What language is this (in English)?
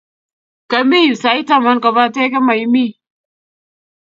Kalenjin